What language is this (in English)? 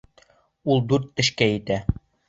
Bashkir